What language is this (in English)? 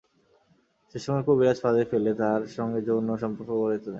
Bangla